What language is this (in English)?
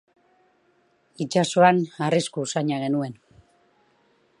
Basque